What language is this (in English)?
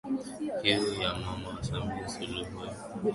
Swahili